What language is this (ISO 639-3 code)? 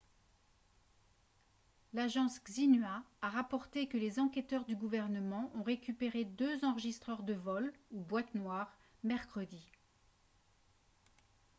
fra